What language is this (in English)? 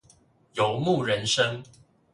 Chinese